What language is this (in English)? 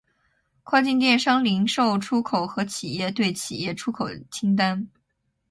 Chinese